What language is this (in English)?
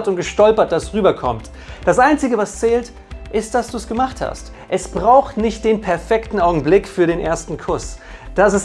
German